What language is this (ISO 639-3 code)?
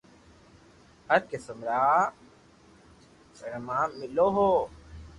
lrk